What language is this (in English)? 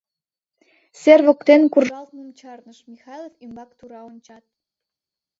Mari